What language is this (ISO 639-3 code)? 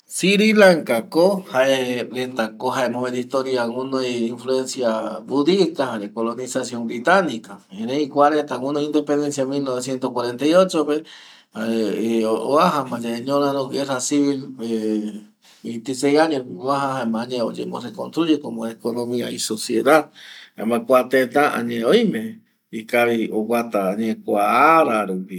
gui